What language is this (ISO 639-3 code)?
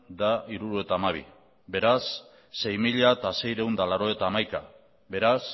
eus